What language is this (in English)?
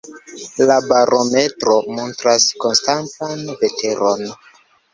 Esperanto